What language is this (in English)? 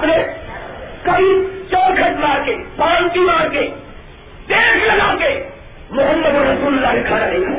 Urdu